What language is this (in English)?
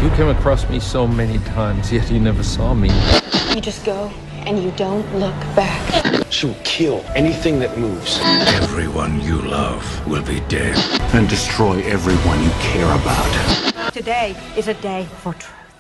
Croatian